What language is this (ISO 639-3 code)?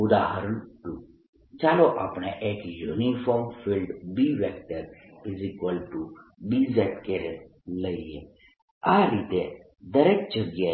guj